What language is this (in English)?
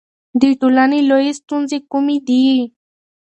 Pashto